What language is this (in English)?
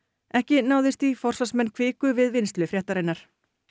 Icelandic